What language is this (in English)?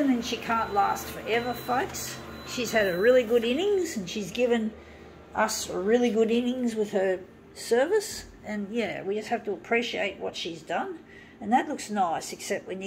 English